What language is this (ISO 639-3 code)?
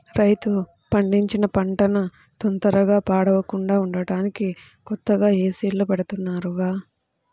tel